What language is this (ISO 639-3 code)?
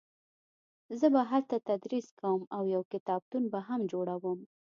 pus